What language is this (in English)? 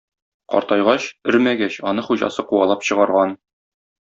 Tatar